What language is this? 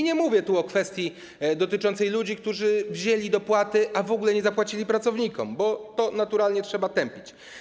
Polish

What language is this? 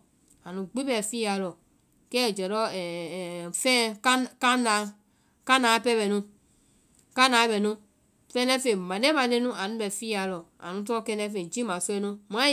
Vai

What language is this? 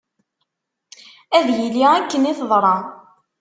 Kabyle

